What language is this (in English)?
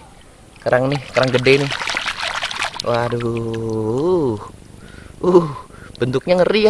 Indonesian